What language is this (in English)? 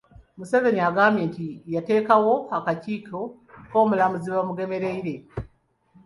Ganda